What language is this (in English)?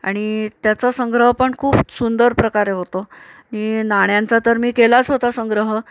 Marathi